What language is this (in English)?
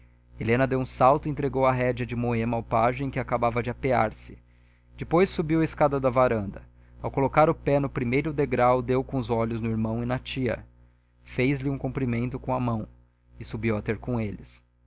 Portuguese